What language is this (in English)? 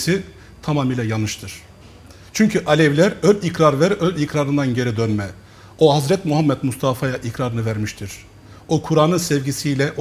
Turkish